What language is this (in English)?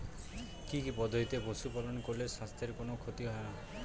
Bangla